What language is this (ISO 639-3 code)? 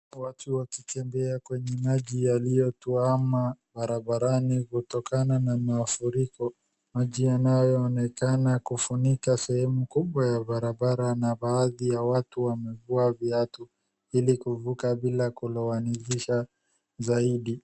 swa